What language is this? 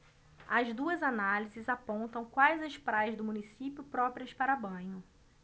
Portuguese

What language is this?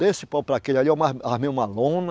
Portuguese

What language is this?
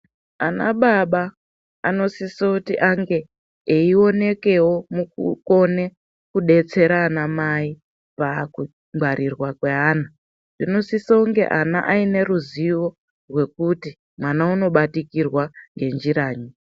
Ndau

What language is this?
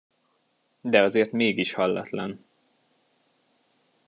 Hungarian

